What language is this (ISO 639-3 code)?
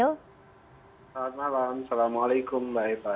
ind